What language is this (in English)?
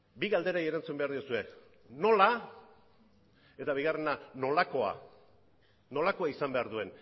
Basque